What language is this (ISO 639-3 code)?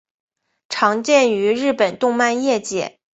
zho